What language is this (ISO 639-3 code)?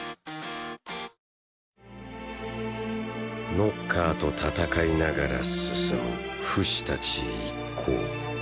jpn